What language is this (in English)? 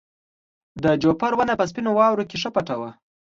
Pashto